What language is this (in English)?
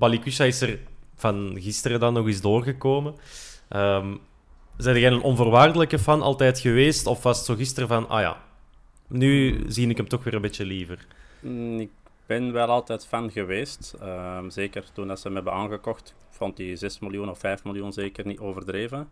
Dutch